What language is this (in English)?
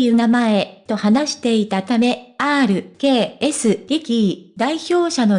Japanese